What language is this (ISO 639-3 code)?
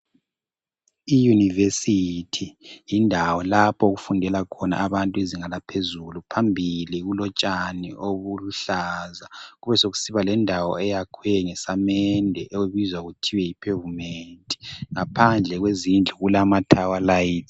nde